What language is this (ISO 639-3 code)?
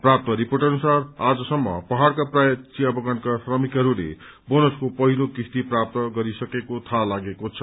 nep